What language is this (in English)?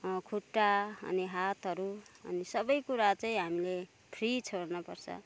Nepali